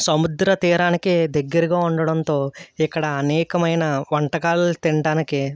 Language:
Telugu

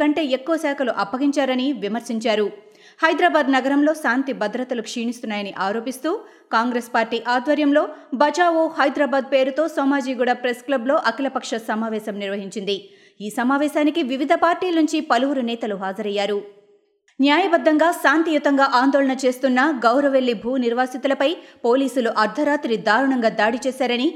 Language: Telugu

